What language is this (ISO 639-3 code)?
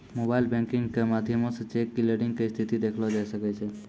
mai